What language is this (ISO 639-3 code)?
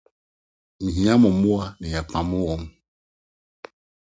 aka